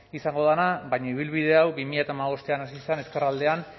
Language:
Basque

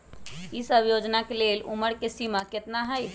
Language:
Magahi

